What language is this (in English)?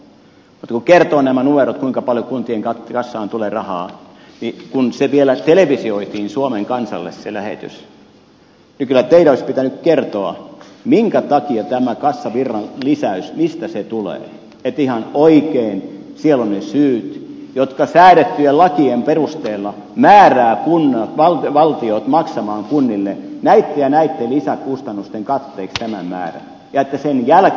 Finnish